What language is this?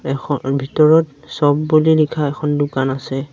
Assamese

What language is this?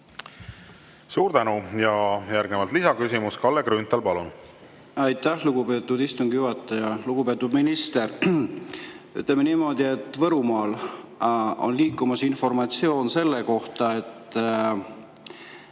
Estonian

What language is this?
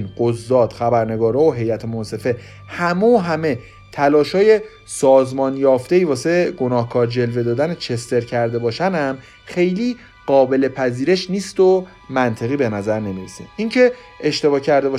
Persian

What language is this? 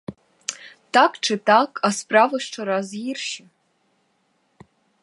Ukrainian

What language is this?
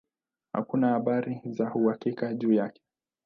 Swahili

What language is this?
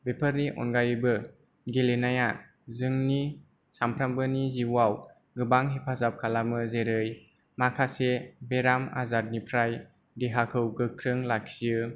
Bodo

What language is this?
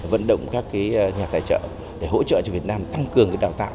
Vietnamese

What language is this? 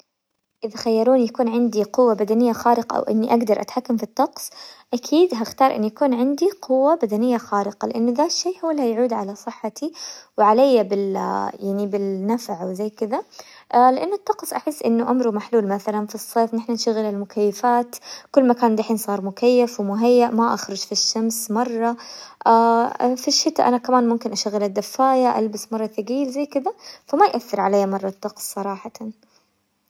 Hijazi Arabic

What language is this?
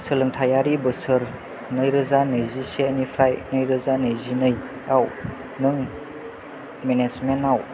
Bodo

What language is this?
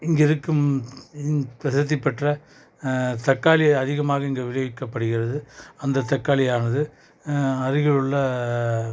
Tamil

